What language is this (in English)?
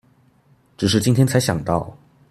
Chinese